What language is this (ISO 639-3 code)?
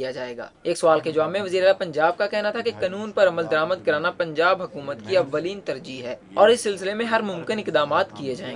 hin